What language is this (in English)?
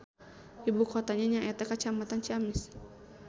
Sundanese